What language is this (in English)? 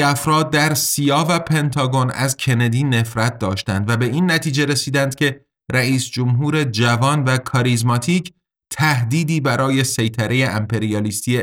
Persian